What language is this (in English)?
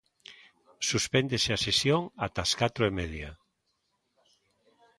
Galician